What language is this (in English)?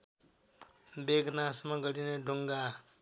Nepali